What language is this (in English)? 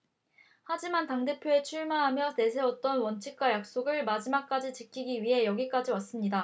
Korean